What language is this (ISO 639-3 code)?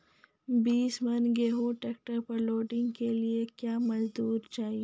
mai